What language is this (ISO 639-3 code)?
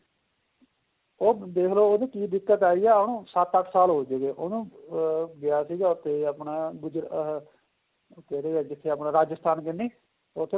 pan